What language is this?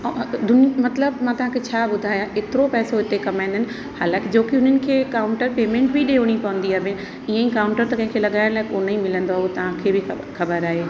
Sindhi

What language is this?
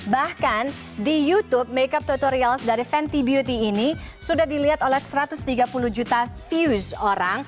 Indonesian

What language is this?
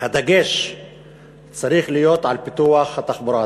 Hebrew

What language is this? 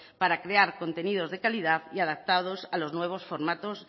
Spanish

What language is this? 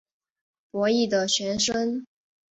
Chinese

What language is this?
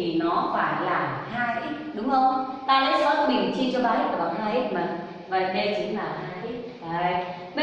Vietnamese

